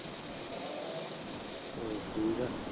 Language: Punjabi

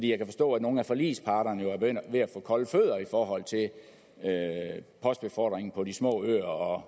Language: Danish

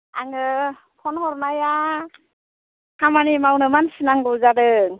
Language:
Bodo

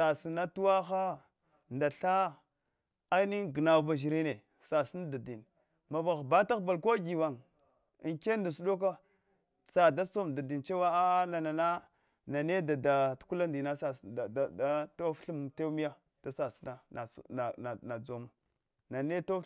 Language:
Hwana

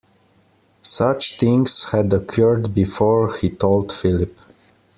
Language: English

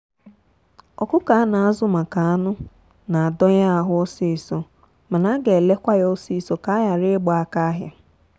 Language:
Igbo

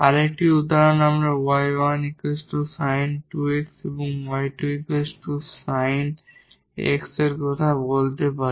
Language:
Bangla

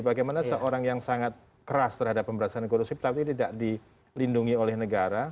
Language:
Indonesian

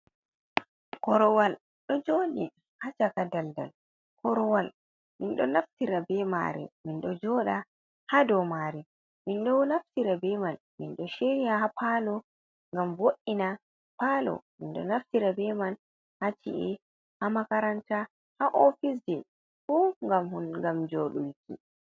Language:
Fula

